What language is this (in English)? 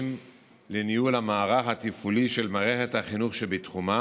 Hebrew